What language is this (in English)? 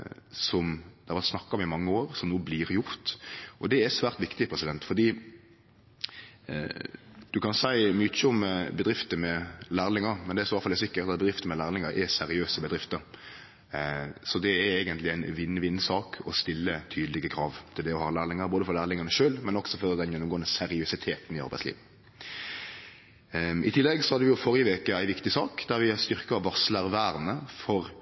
Norwegian Nynorsk